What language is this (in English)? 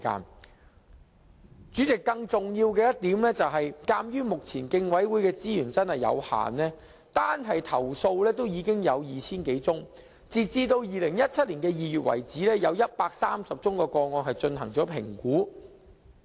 Cantonese